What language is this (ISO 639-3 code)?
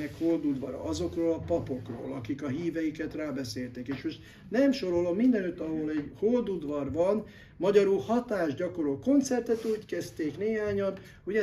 hun